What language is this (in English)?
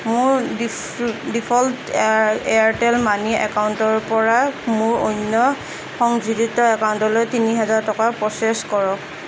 Assamese